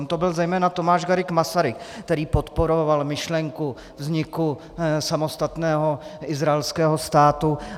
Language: Czech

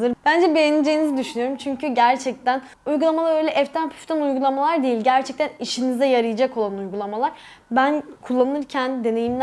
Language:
Turkish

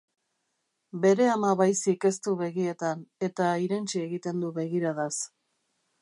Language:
Basque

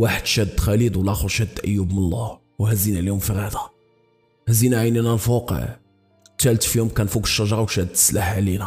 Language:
Arabic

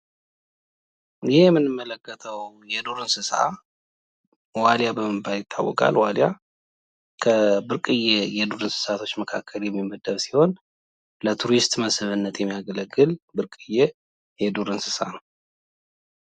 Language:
Amharic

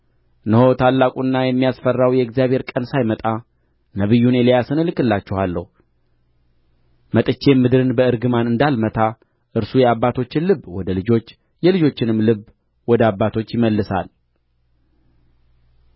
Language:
Amharic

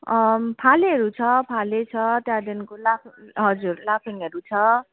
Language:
Nepali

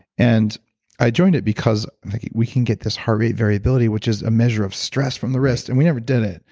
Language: English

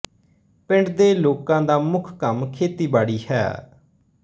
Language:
Punjabi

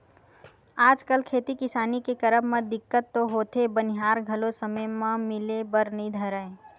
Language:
Chhattisgarhi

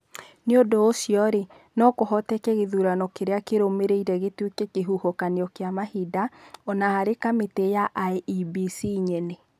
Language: Kikuyu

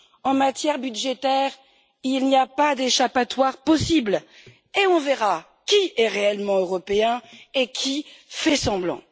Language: French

